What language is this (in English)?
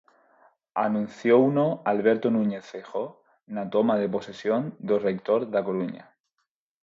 Galician